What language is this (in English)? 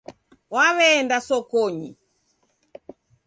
Taita